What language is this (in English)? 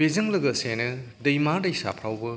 Bodo